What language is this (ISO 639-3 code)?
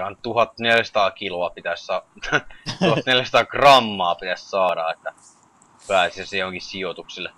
fin